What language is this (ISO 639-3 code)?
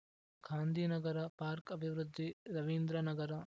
kan